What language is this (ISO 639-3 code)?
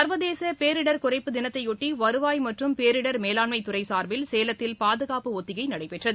tam